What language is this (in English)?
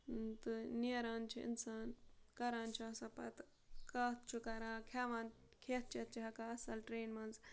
Kashmiri